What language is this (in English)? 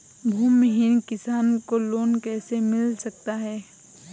Hindi